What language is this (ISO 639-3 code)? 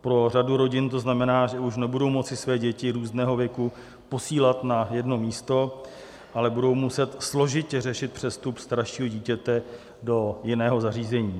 ces